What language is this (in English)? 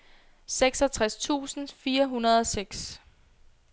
Danish